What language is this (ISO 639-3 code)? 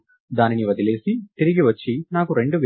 tel